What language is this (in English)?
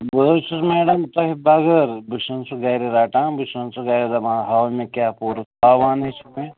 Kashmiri